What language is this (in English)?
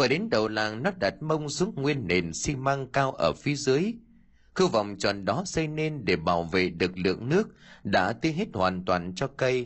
Vietnamese